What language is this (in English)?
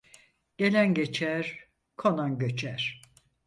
Turkish